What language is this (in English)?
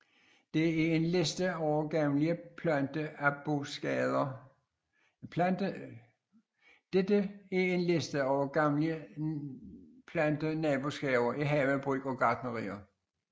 Danish